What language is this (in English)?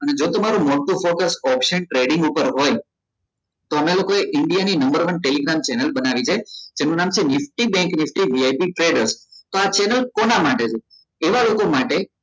Gujarati